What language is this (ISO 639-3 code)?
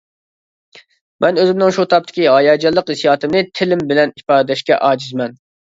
uig